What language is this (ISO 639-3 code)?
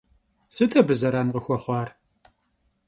kbd